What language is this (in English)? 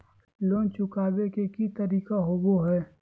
Magahi